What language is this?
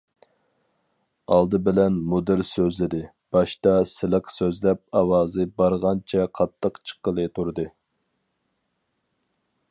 Uyghur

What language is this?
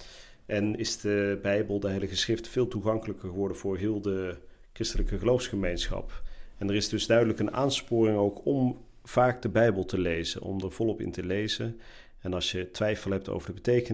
Dutch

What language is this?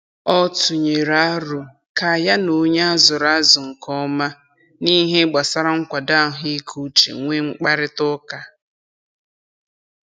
Igbo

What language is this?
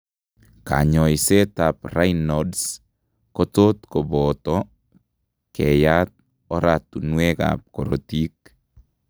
Kalenjin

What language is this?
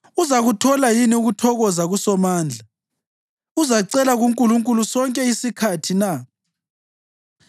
North Ndebele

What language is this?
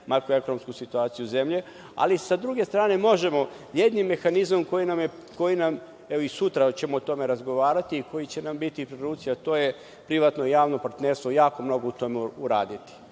Serbian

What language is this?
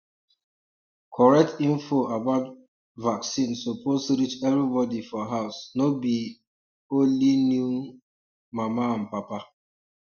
Nigerian Pidgin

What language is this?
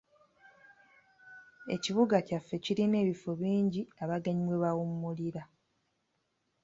Ganda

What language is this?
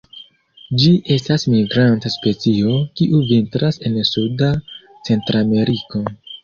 Esperanto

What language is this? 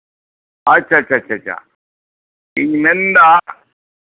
Santali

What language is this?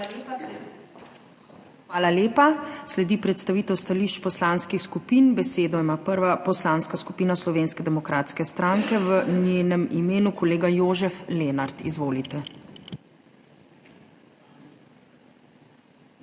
Slovenian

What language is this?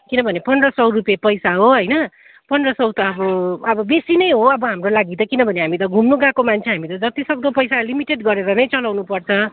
Nepali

